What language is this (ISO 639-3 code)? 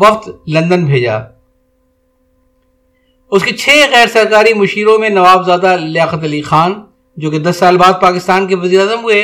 urd